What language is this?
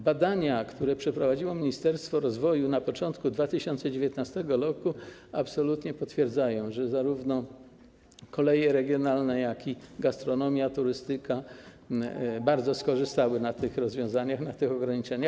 Polish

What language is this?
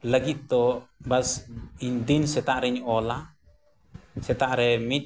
Santali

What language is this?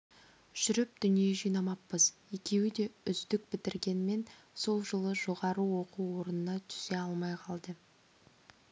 Kazakh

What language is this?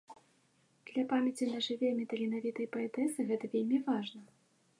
Belarusian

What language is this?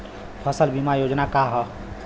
Bhojpuri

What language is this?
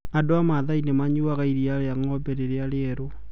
Kikuyu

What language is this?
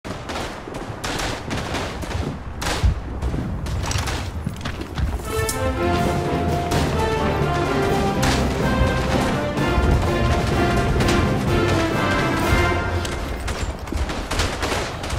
English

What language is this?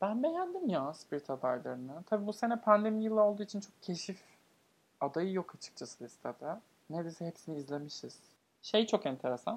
Turkish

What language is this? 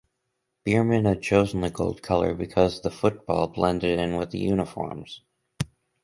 English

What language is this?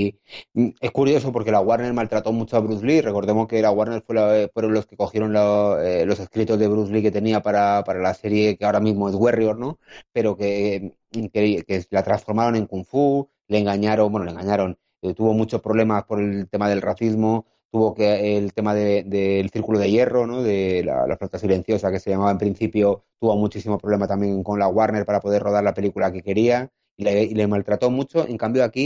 Spanish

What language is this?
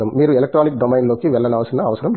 Telugu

